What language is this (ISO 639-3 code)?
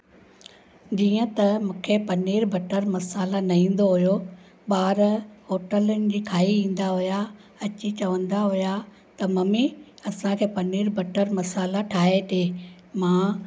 snd